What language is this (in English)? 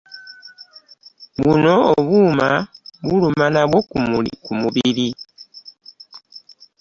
Ganda